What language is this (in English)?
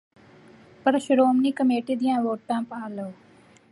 Punjabi